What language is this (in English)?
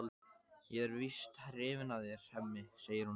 Icelandic